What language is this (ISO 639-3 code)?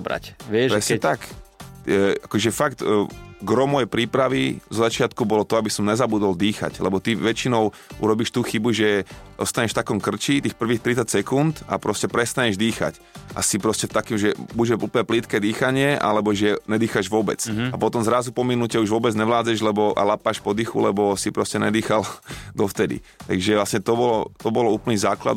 slk